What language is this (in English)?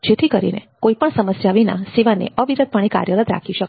Gujarati